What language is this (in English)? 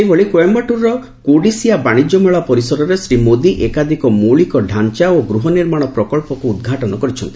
Odia